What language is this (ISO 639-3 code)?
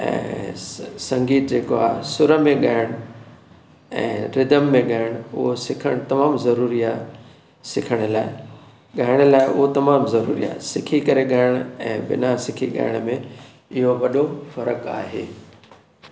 snd